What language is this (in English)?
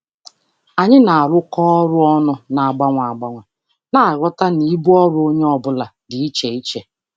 Igbo